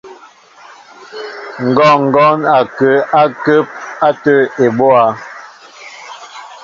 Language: Mbo (Cameroon)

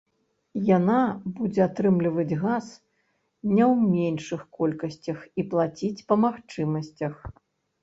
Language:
Belarusian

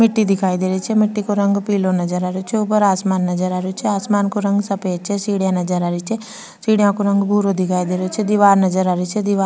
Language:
Rajasthani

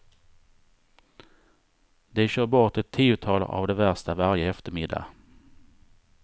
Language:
Swedish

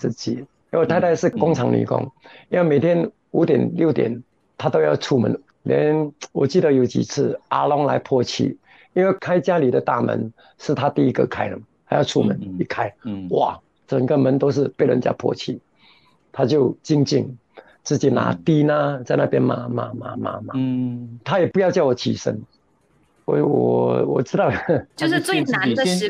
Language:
Chinese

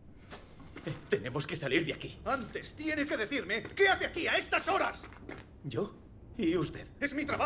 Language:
Spanish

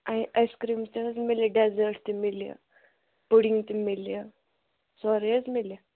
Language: Kashmiri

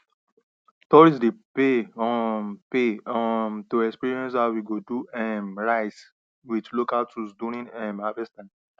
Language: Nigerian Pidgin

